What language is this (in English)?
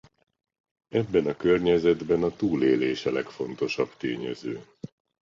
Hungarian